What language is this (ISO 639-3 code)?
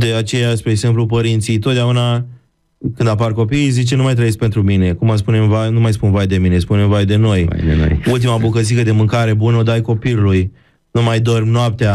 ron